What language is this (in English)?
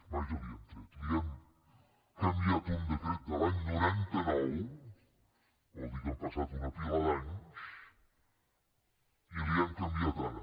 Catalan